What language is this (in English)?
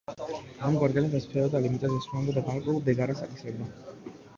Georgian